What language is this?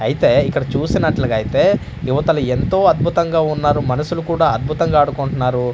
Telugu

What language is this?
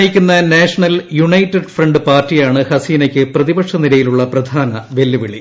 Malayalam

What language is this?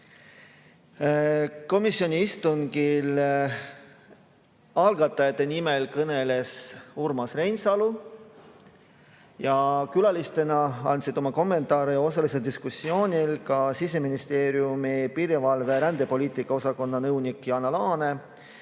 Estonian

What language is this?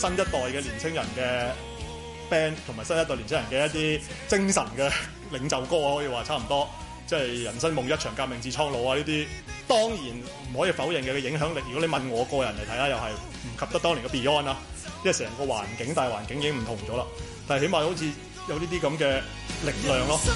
Chinese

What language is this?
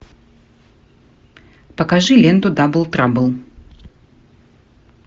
Russian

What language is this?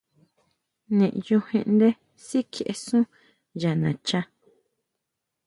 Huautla Mazatec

